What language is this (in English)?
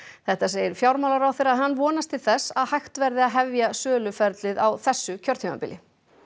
Icelandic